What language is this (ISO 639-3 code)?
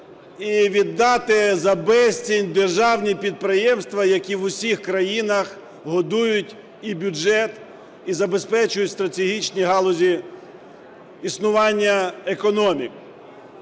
ukr